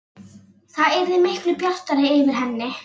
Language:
Icelandic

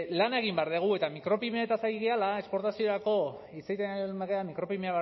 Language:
Basque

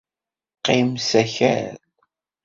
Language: Kabyle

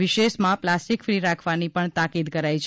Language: Gujarati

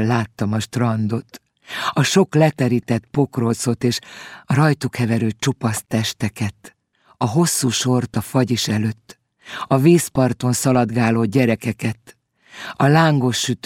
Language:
Hungarian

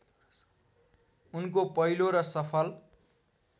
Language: Nepali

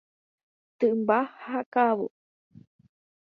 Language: Guarani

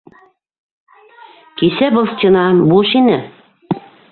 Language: Bashkir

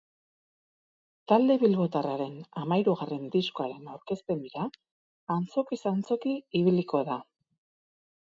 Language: Basque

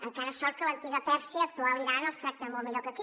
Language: Catalan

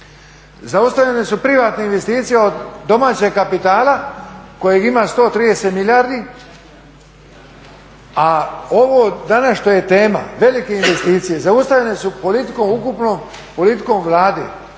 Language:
Croatian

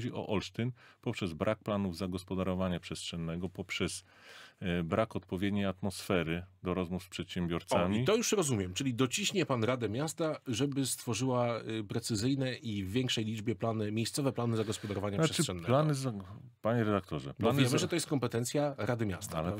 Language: Polish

